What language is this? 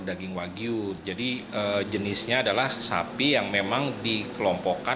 Indonesian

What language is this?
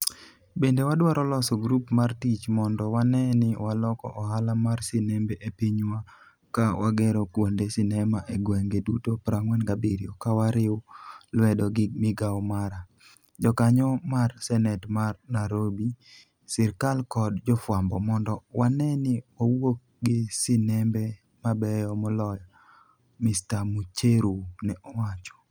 Luo (Kenya and Tanzania)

